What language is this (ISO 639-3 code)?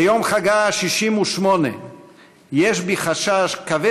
heb